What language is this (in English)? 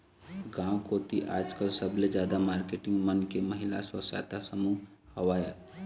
Chhattisgarhi